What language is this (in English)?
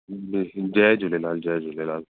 Sindhi